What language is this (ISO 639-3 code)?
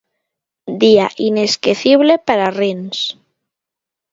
glg